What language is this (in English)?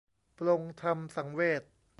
Thai